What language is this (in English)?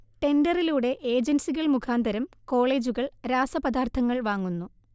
Malayalam